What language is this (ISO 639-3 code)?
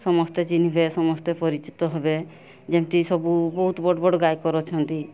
ori